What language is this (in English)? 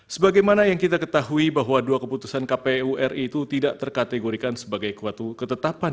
Indonesian